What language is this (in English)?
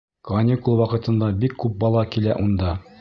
Bashkir